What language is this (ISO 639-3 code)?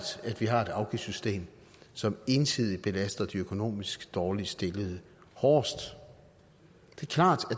dan